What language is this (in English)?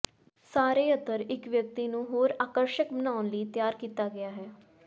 Punjabi